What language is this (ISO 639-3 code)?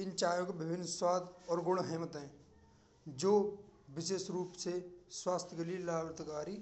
bra